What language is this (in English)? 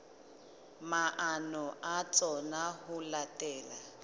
Southern Sotho